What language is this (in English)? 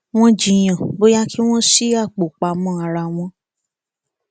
Yoruba